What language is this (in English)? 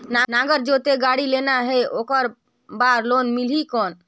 Chhattisgarhi